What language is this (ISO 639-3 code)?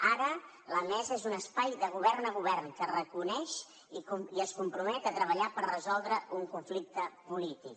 cat